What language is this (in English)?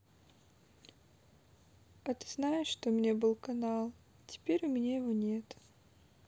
Russian